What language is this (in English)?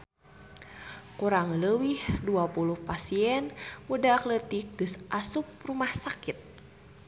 Sundanese